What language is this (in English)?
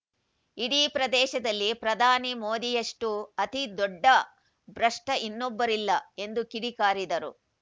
Kannada